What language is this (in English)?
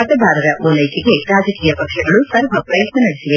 Kannada